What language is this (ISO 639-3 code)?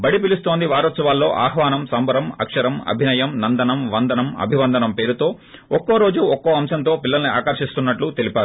tel